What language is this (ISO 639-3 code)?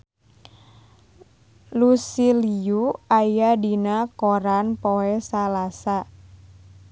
sun